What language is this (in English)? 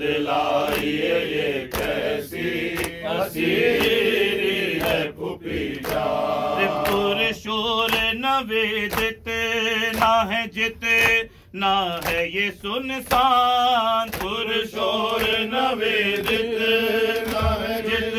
Romanian